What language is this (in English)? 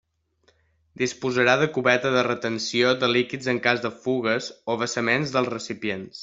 Catalan